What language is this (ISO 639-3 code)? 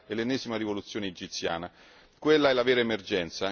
ita